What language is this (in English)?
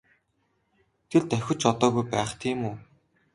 Mongolian